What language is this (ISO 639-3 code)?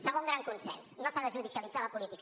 cat